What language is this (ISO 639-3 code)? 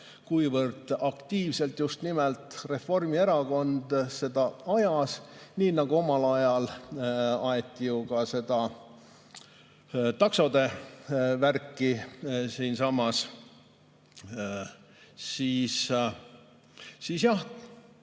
est